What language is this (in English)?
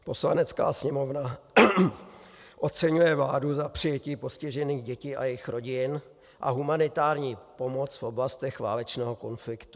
Czech